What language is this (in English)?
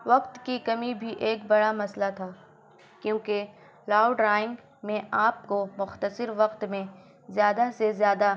Urdu